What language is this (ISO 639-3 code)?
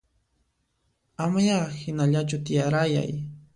qxp